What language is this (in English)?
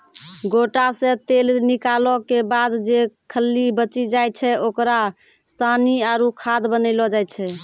Maithili